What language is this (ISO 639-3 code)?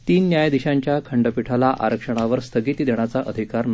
mar